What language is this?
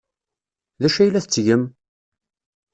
Kabyle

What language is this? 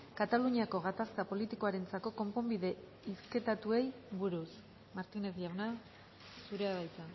Basque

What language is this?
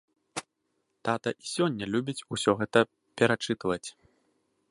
Belarusian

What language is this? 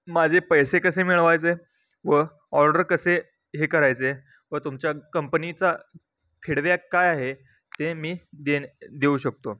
Marathi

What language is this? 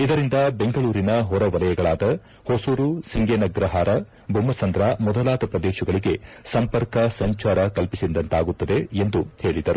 Kannada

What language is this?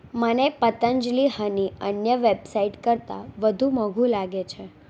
Gujarati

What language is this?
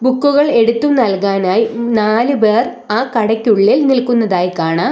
Malayalam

